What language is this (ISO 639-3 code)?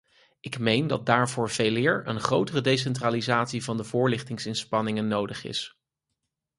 nld